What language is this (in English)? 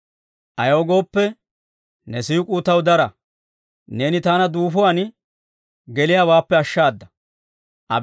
Dawro